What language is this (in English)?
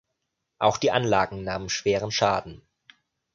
German